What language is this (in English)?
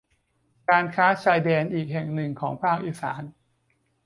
Thai